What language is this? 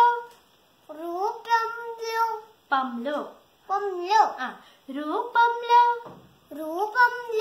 Telugu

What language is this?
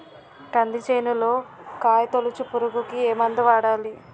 Telugu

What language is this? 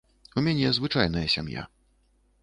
Belarusian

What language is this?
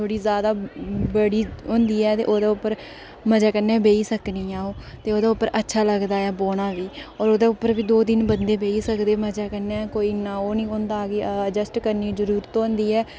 Dogri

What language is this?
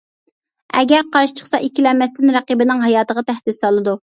Uyghur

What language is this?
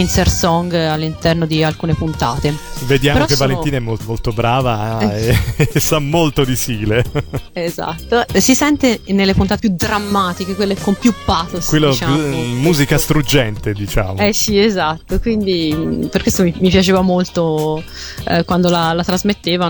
Italian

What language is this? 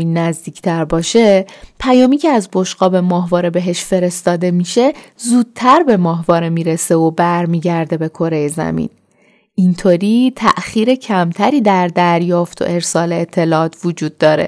Persian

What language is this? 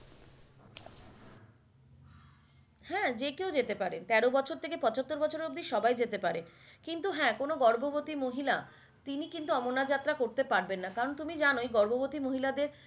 Bangla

